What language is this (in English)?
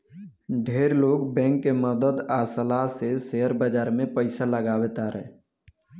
Bhojpuri